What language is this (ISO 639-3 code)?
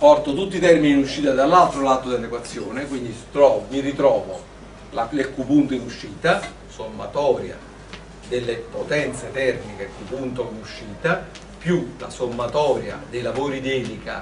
ita